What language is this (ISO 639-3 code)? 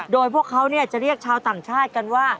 tha